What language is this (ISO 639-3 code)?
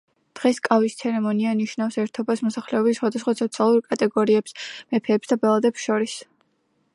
kat